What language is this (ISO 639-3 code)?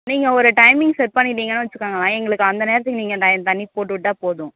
tam